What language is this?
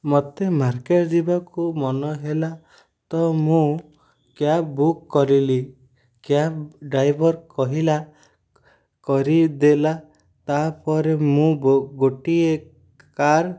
Odia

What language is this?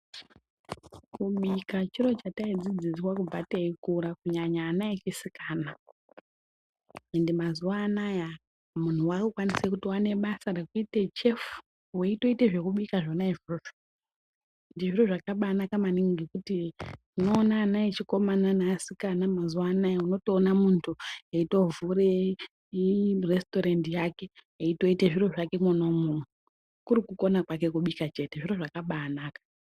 Ndau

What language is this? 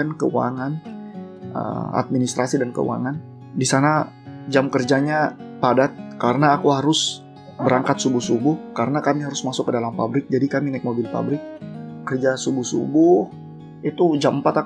Indonesian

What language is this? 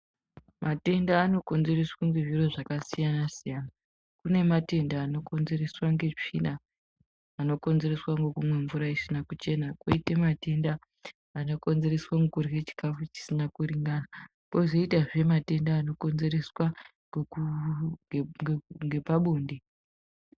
Ndau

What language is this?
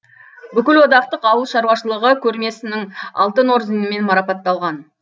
Kazakh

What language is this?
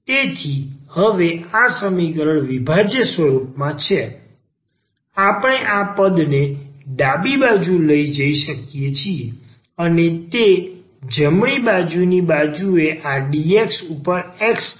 Gujarati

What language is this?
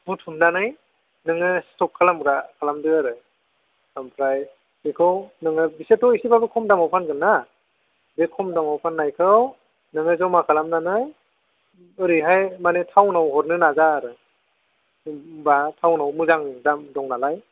Bodo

